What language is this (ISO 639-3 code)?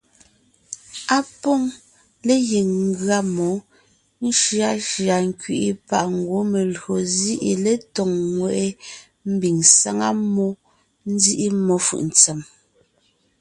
nnh